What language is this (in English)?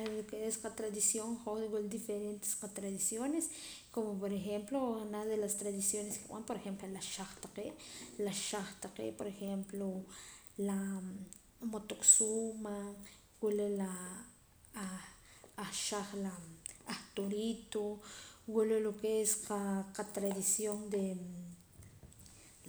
Poqomam